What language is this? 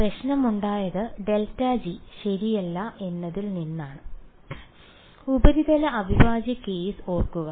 Malayalam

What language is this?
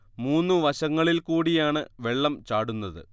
Malayalam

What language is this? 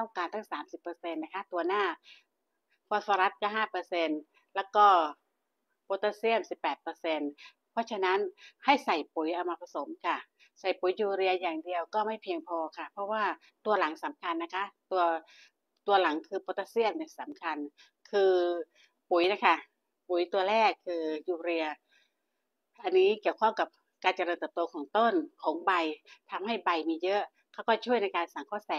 Thai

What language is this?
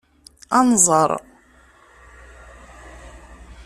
Kabyle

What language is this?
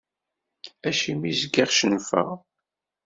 Kabyle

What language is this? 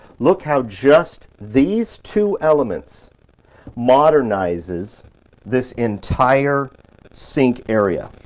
English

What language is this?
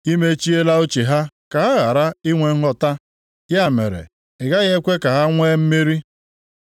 Igbo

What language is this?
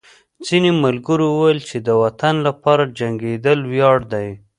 Pashto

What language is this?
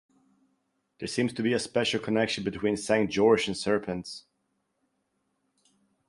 English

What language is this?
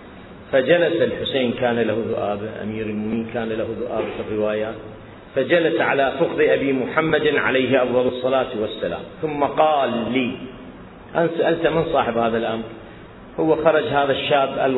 Arabic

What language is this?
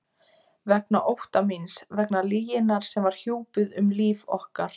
Icelandic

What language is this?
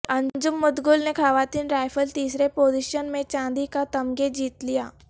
Urdu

